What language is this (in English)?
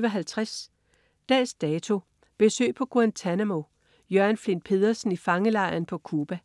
Danish